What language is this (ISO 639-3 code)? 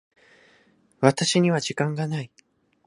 jpn